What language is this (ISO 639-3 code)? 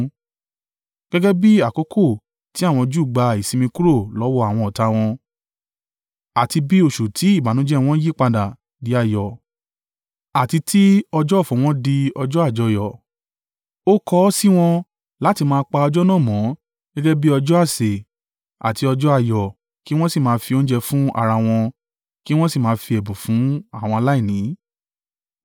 yor